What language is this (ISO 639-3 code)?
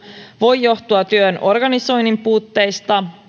fin